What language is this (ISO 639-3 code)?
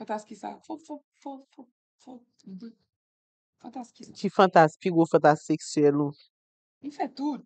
fra